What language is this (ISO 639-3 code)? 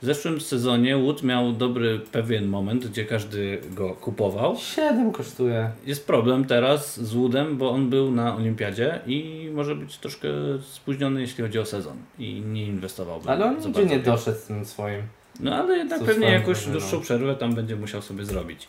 pol